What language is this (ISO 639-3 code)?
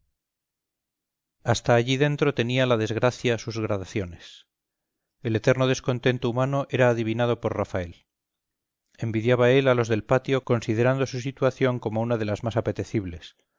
spa